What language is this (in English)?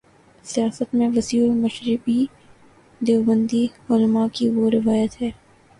Urdu